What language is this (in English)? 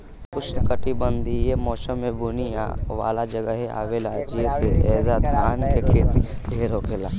Bhojpuri